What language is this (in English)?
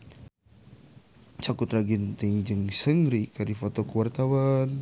Sundanese